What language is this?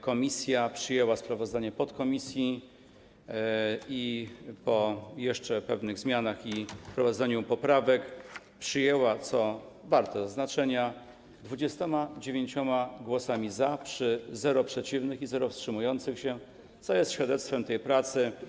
Polish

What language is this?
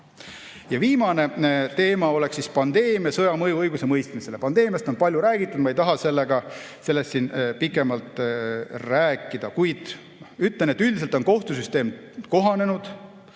Estonian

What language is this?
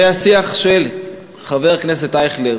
Hebrew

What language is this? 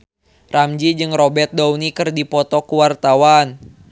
Sundanese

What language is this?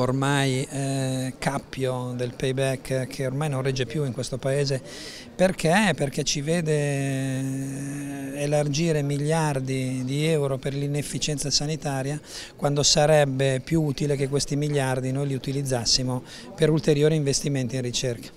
Italian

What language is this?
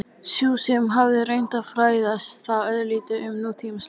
Icelandic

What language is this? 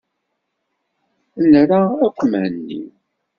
Kabyle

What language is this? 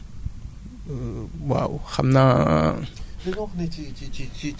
Wolof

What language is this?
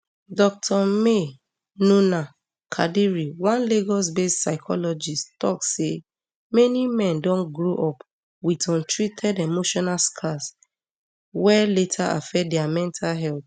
Nigerian Pidgin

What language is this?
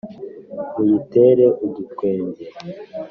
Kinyarwanda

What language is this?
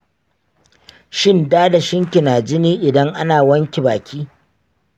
Hausa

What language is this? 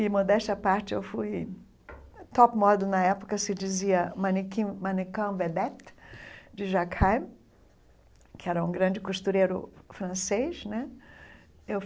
Portuguese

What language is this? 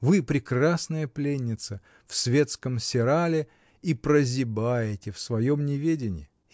Russian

